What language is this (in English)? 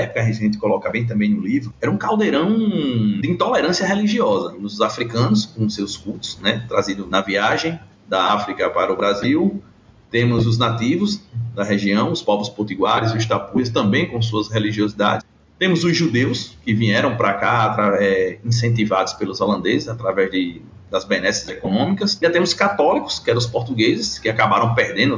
Portuguese